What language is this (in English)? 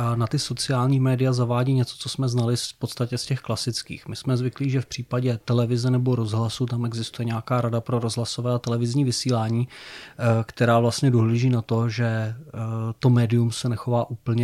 Czech